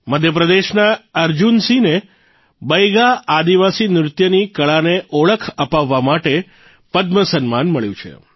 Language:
Gujarati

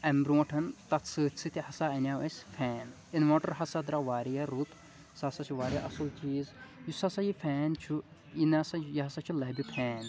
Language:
Kashmiri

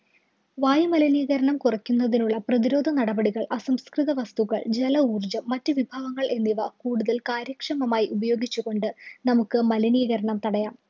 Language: Malayalam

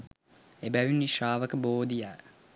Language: Sinhala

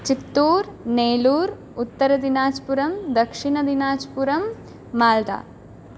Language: Sanskrit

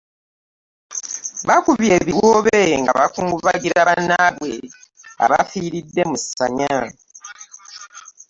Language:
Ganda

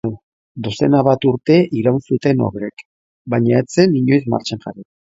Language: Basque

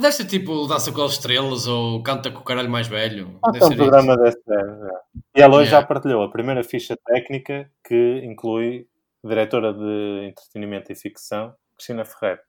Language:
Portuguese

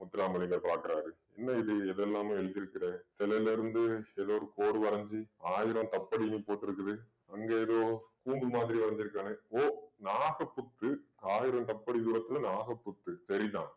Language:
Tamil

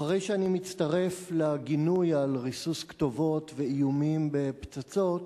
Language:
Hebrew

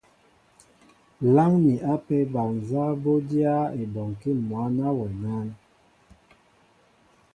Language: Mbo (Cameroon)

